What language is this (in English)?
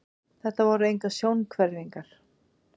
Icelandic